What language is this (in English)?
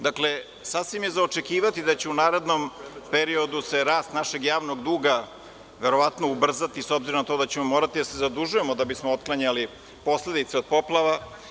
Serbian